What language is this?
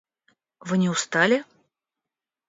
Russian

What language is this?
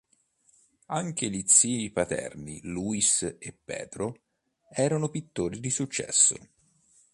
Italian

